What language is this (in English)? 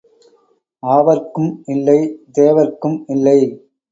Tamil